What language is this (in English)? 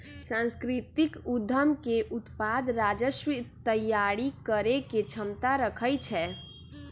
Magahi